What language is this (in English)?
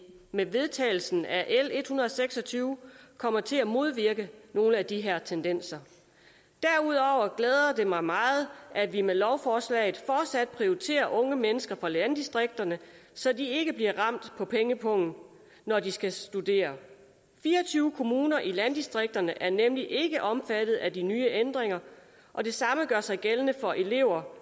Danish